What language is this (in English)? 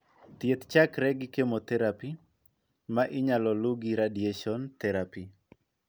Luo (Kenya and Tanzania)